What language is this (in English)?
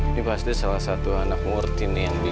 Indonesian